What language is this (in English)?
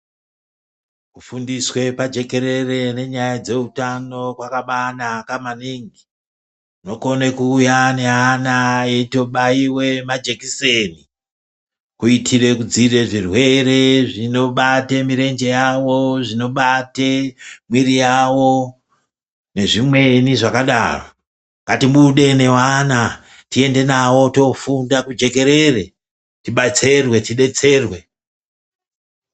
Ndau